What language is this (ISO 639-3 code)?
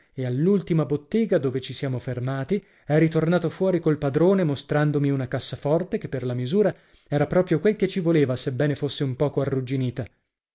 ita